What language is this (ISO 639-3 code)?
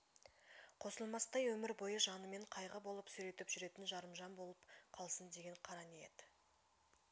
kaz